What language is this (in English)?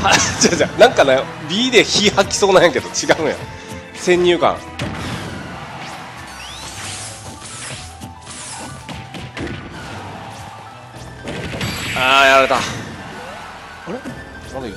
Japanese